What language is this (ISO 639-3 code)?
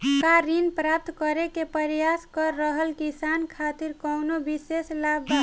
bho